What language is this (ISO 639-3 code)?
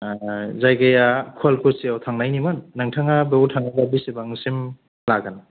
brx